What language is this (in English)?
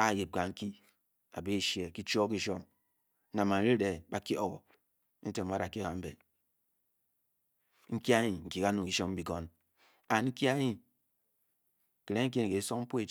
Bokyi